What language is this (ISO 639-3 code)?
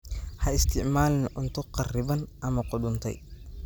som